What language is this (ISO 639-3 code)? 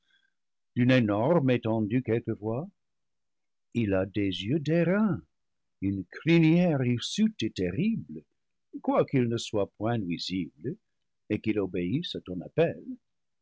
fra